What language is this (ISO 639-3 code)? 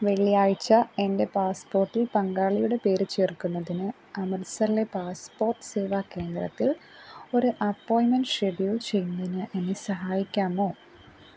mal